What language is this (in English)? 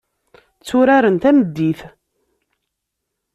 Kabyle